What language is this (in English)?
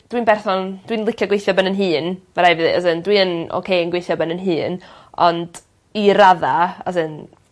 Welsh